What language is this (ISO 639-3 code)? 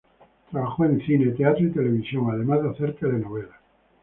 spa